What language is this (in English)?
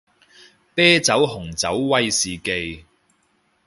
Cantonese